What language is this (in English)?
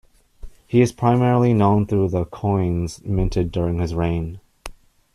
English